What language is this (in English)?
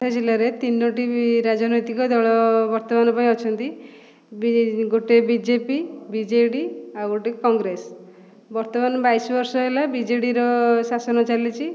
Odia